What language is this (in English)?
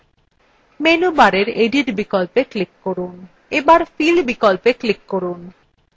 Bangla